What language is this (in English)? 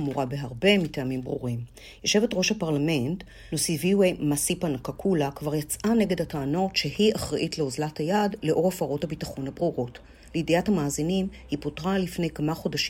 Hebrew